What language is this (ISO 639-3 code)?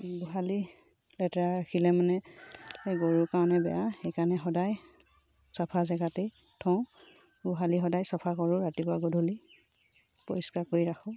asm